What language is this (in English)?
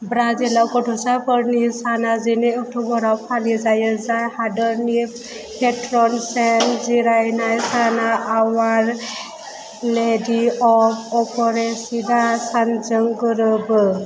Bodo